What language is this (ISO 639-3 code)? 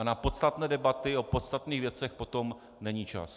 ces